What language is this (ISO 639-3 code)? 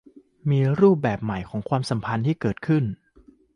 tha